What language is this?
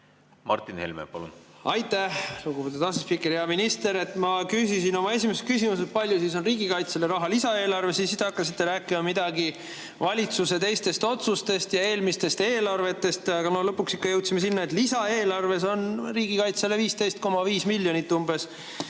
Estonian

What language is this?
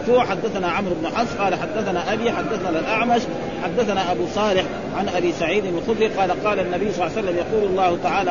Arabic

